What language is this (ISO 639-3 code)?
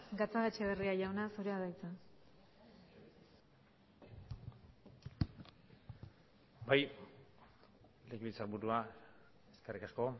eus